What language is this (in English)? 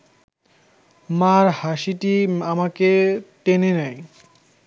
Bangla